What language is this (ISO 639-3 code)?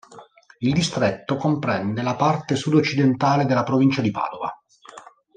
ita